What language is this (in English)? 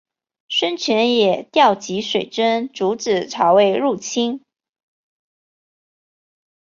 Chinese